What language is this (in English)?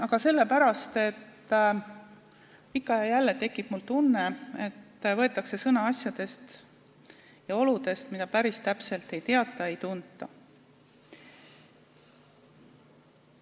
Estonian